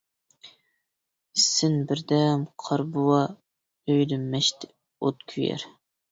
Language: Uyghur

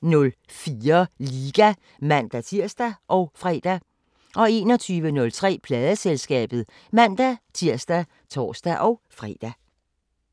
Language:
Danish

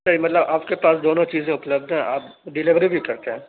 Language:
Urdu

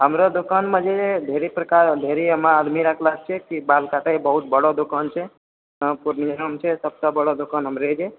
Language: Maithili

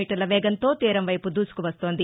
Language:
Telugu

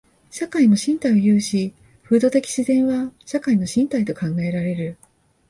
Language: Japanese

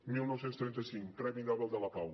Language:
Catalan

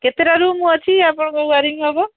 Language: Odia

